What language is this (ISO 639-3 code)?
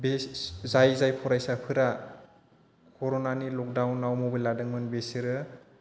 brx